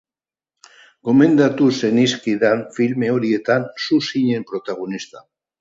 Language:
Basque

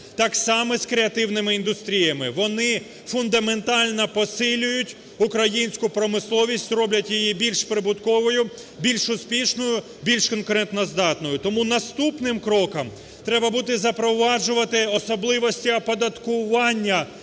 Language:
Ukrainian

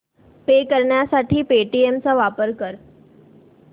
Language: Marathi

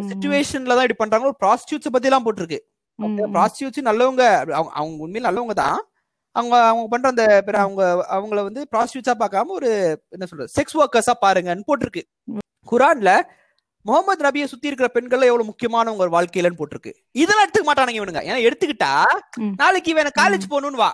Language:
Tamil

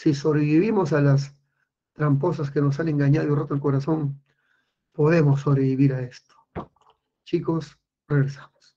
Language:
Spanish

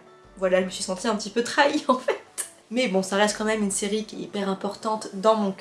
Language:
French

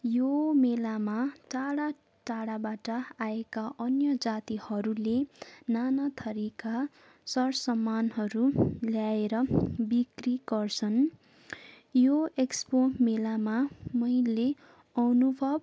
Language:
Nepali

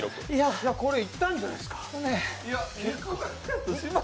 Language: Japanese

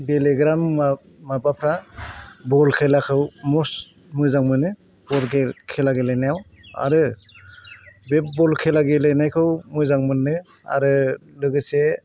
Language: Bodo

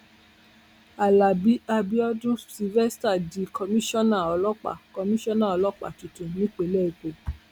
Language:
Yoruba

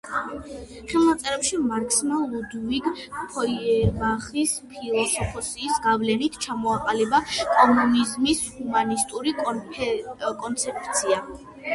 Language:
Georgian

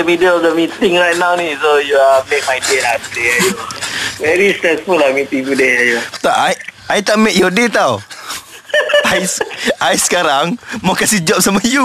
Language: Malay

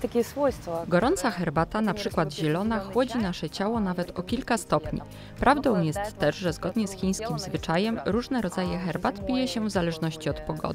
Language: Polish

